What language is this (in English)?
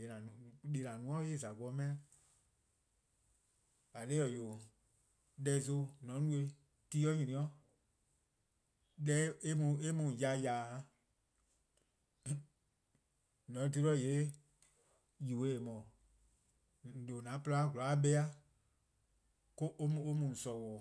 Eastern Krahn